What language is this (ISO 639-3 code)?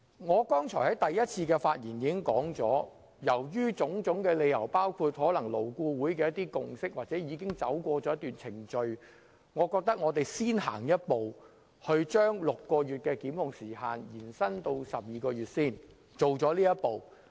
yue